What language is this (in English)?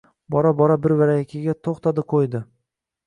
Uzbek